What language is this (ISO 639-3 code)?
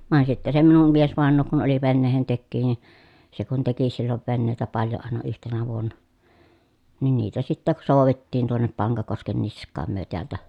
fin